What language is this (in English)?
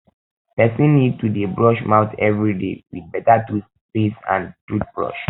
Nigerian Pidgin